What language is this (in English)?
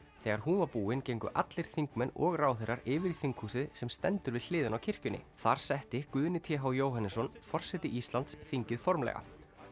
Icelandic